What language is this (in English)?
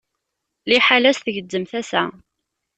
Kabyle